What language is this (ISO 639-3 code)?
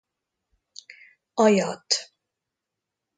hun